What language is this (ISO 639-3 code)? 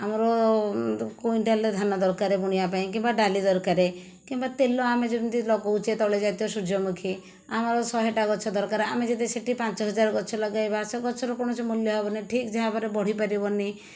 ori